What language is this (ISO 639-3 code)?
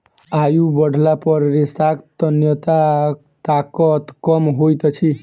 mai